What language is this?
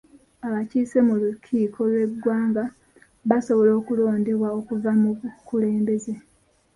Ganda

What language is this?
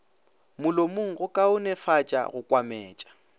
Northern Sotho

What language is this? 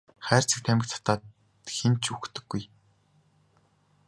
Mongolian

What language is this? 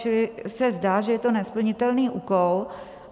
Czech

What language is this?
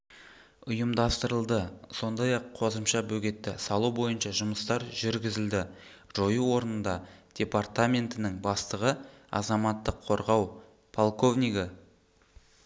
Kazakh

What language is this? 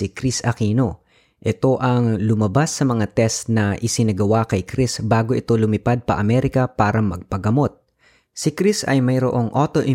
Filipino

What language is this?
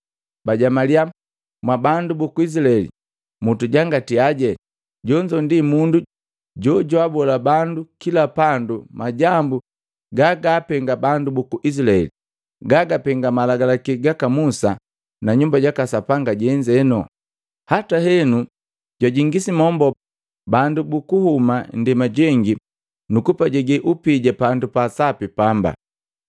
Matengo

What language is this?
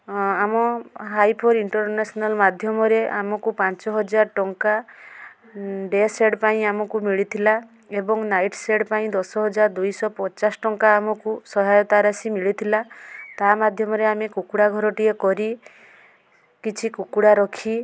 Odia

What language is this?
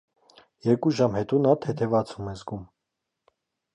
Armenian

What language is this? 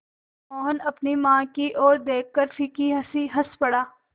Hindi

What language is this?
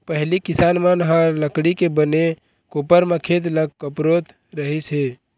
Chhattisgarhi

